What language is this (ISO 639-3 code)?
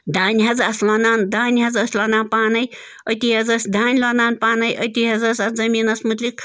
kas